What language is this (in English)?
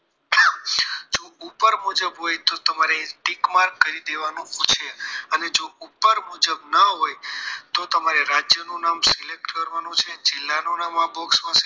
Gujarati